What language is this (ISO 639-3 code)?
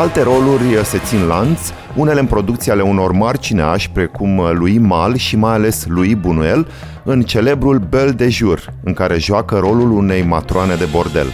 ron